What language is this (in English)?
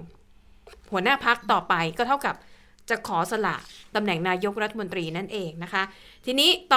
Thai